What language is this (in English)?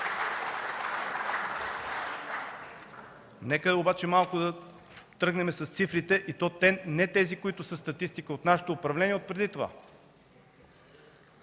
Bulgarian